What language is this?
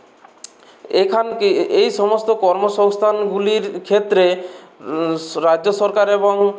Bangla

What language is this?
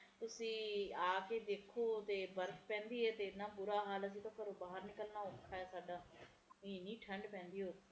Punjabi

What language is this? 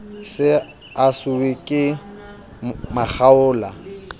Southern Sotho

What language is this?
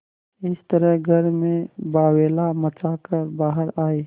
Hindi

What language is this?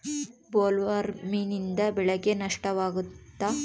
Kannada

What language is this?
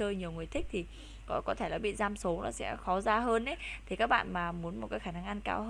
Vietnamese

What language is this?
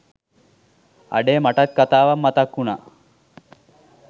Sinhala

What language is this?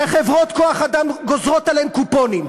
Hebrew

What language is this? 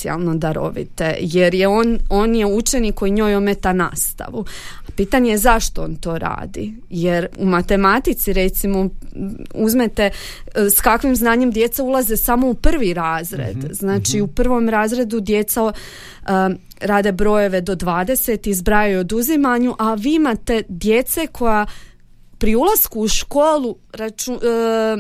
Croatian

